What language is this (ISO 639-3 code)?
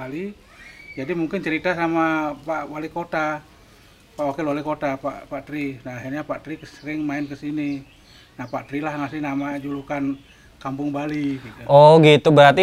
ind